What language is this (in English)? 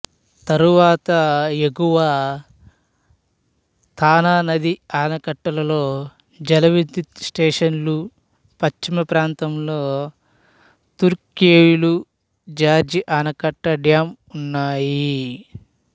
Telugu